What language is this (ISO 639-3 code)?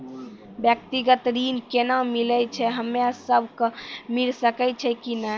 mai